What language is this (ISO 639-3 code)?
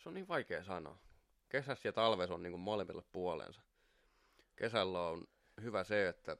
fin